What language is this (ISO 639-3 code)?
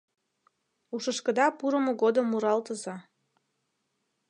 chm